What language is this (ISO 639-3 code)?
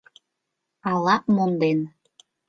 chm